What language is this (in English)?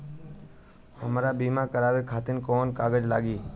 Bhojpuri